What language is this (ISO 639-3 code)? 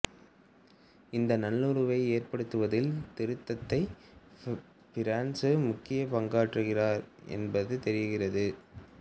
tam